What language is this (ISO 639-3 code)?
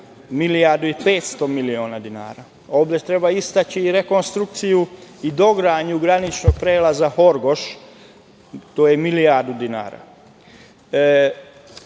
srp